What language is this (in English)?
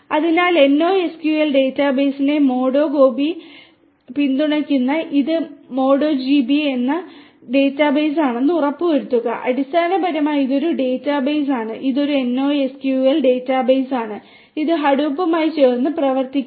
Malayalam